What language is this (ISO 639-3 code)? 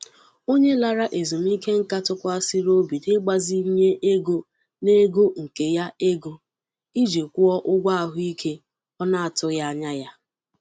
ibo